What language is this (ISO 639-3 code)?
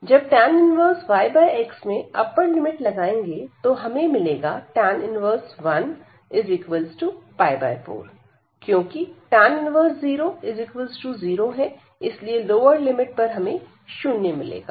hin